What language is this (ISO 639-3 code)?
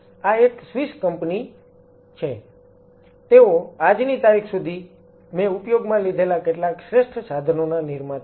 guj